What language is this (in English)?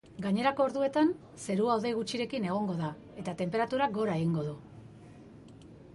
Basque